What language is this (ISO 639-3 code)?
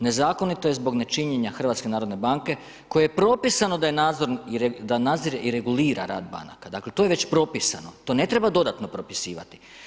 hrv